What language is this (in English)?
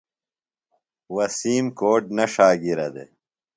Phalura